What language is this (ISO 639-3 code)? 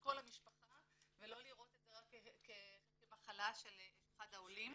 heb